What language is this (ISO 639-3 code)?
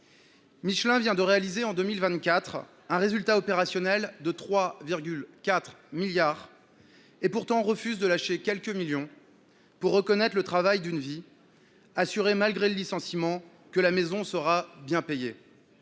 fra